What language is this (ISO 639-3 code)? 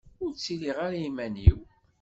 kab